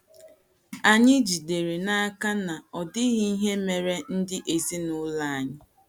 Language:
Igbo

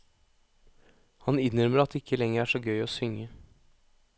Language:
Norwegian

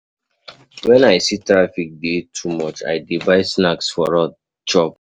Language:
Nigerian Pidgin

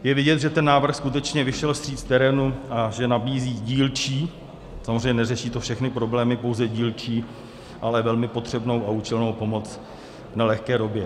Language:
Czech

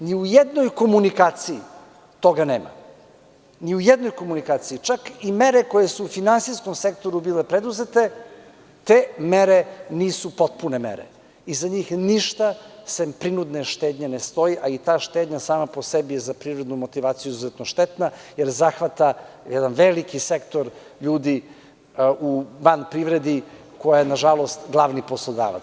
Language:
Serbian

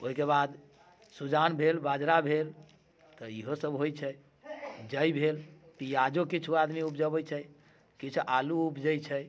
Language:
Maithili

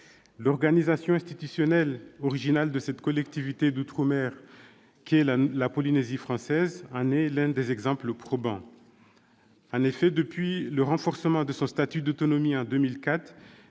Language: French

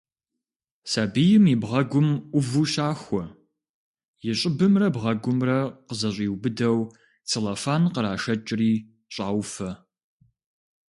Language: Kabardian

